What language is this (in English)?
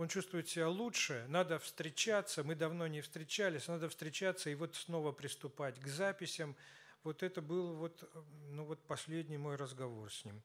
Russian